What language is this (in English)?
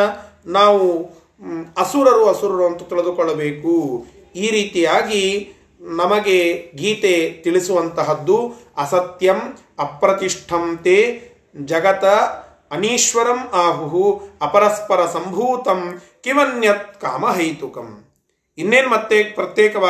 Kannada